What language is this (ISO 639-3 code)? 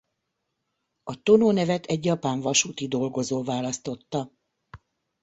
hun